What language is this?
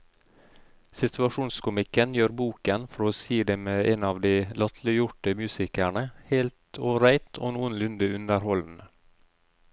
Norwegian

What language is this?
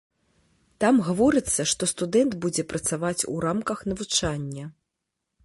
Belarusian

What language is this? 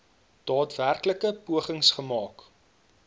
Afrikaans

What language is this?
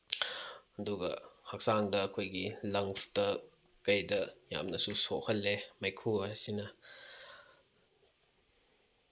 Manipuri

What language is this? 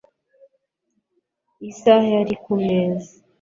Kinyarwanda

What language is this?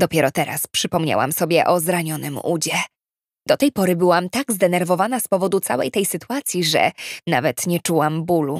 Polish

